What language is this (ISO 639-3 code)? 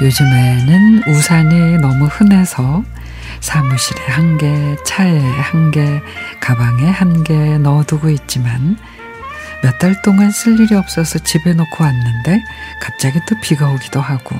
kor